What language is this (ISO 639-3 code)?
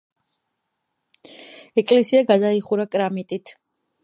kat